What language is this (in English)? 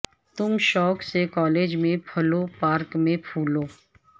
Urdu